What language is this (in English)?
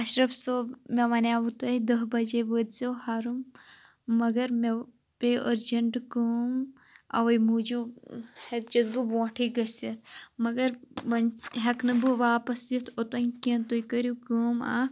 Kashmiri